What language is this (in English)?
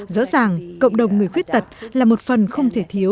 Vietnamese